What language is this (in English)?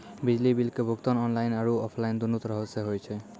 Maithili